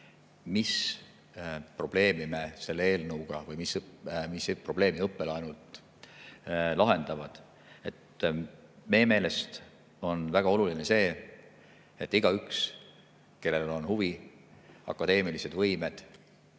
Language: Estonian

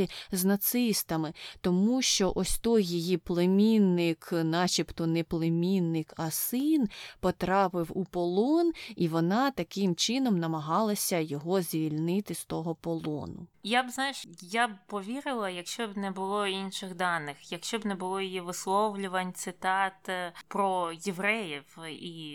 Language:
Ukrainian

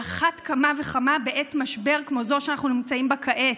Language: Hebrew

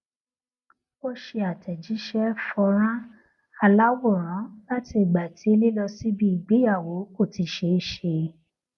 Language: Yoruba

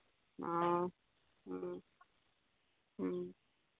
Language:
Manipuri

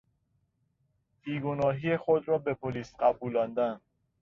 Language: Persian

